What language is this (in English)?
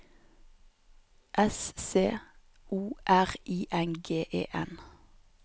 Norwegian